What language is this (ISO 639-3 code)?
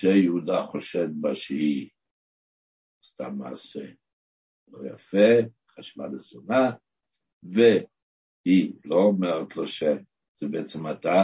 heb